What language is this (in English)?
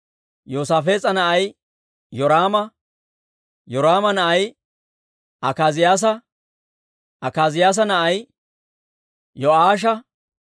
Dawro